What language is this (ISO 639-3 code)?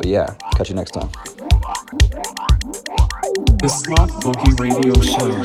eng